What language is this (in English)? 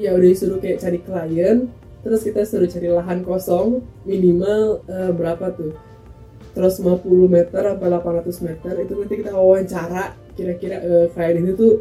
Indonesian